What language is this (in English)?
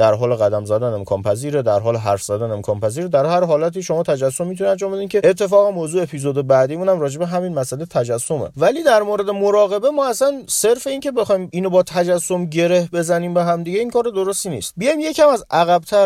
Persian